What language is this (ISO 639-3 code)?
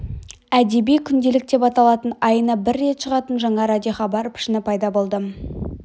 kaz